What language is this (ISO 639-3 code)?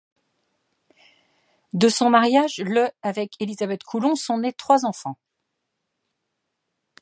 fra